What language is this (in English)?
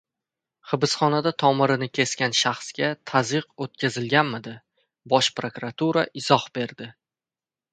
Uzbek